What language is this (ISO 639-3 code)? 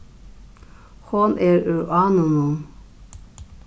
fao